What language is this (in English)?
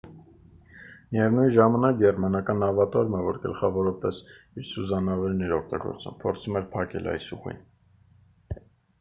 Armenian